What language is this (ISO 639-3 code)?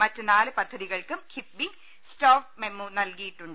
mal